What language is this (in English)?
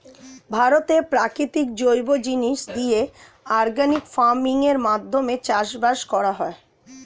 Bangla